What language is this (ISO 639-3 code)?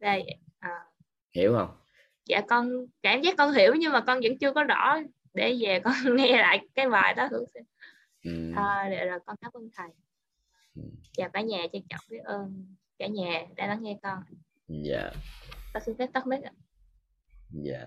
vie